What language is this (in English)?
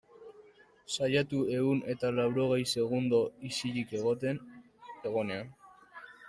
Basque